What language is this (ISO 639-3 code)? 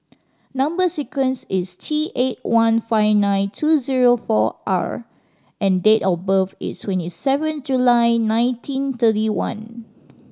eng